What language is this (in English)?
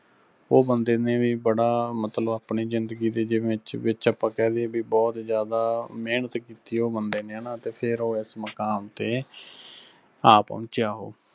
Punjabi